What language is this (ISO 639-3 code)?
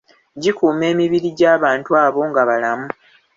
lug